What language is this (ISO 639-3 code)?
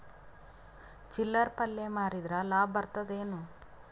kan